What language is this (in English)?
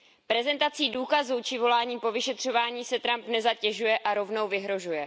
Czech